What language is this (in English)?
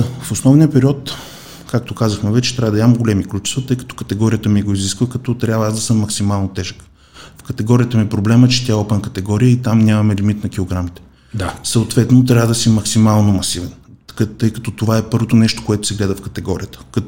Bulgarian